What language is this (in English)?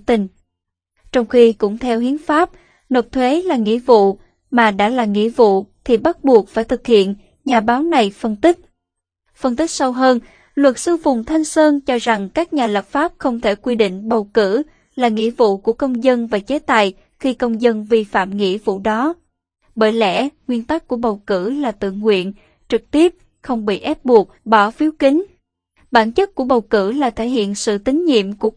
Vietnamese